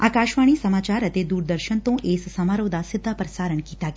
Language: Punjabi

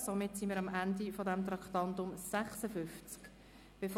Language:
Swiss German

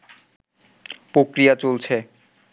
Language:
Bangla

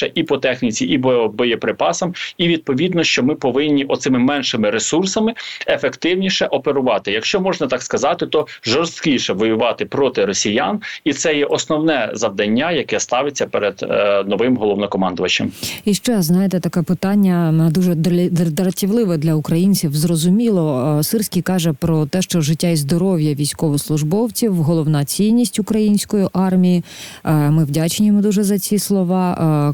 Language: Ukrainian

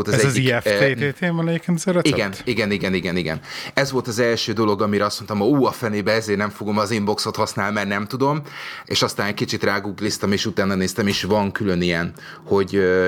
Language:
Hungarian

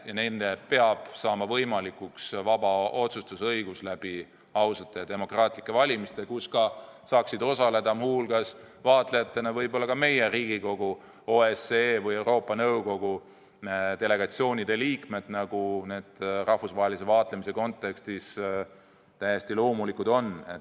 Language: Estonian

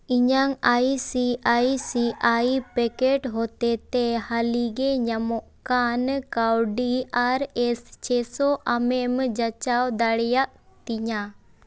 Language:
Santali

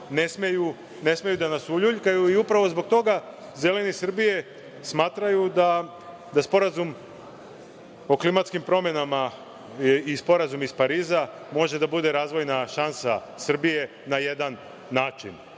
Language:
Serbian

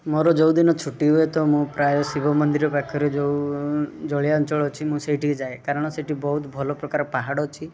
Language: Odia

